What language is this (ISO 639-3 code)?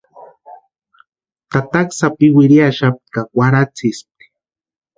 pua